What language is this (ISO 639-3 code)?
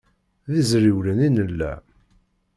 kab